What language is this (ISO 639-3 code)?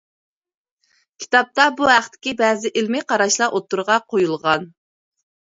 uig